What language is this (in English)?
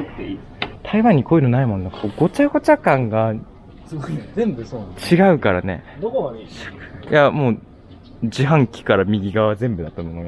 Japanese